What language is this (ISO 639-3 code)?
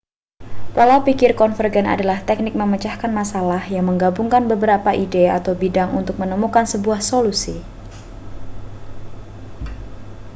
ind